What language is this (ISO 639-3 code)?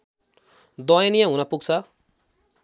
nep